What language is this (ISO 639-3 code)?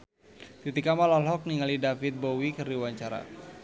sun